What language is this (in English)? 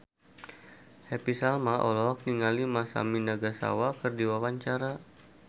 Sundanese